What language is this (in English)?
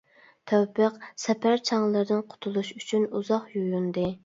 Uyghur